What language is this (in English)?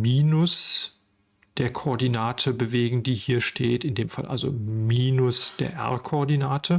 German